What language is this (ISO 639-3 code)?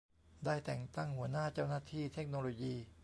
tha